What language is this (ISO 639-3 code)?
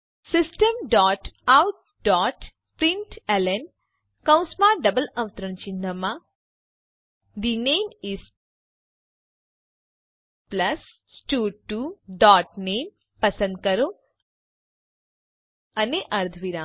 guj